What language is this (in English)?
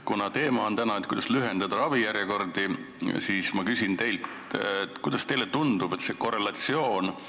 Estonian